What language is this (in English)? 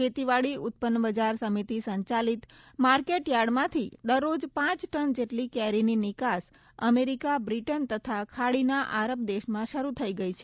Gujarati